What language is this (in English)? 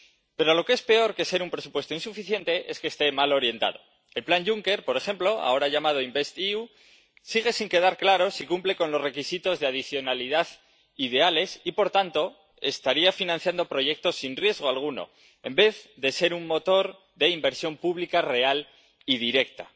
Spanish